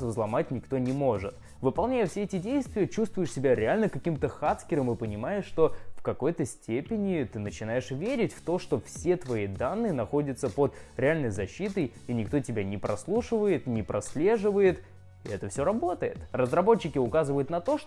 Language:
Russian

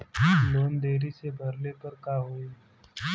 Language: Bhojpuri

